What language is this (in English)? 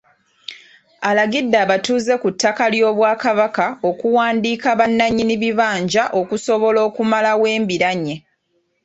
Ganda